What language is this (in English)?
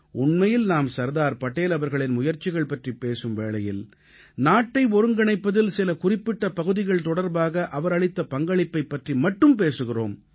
Tamil